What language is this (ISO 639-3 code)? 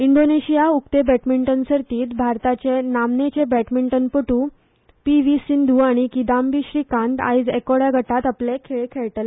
kok